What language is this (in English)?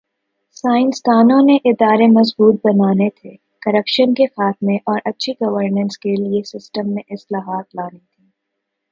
Urdu